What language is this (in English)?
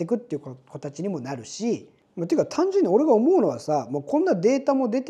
Japanese